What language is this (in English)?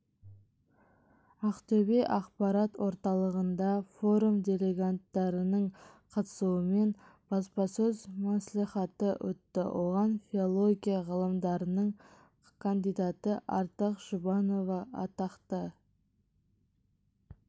Kazakh